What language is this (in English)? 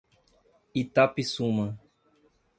Portuguese